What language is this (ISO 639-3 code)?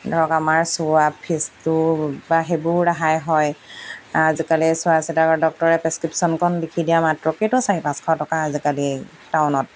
asm